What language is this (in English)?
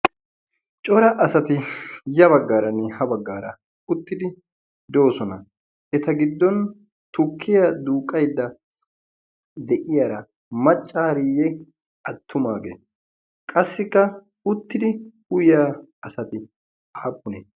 Wolaytta